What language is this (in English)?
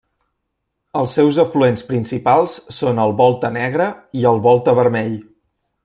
Catalan